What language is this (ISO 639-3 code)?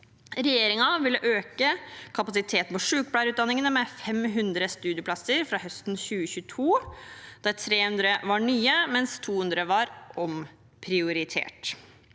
nor